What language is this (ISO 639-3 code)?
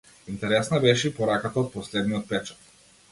mkd